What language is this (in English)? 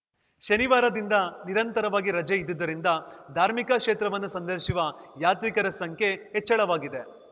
Kannada